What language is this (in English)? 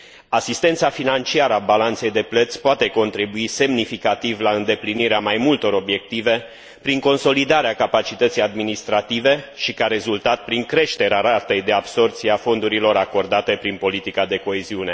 Romanian